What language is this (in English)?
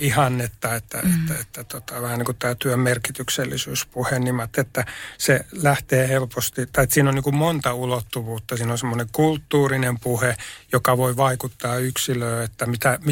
Finnish